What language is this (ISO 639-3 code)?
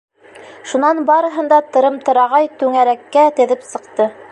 bak